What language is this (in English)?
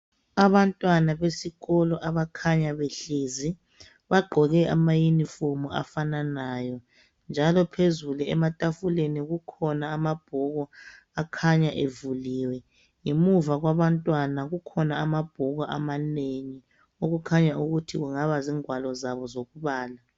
North Ndebele